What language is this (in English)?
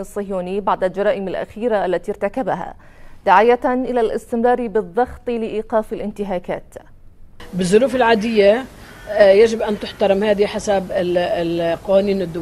Arabic